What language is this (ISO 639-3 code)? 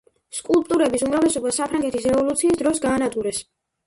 kat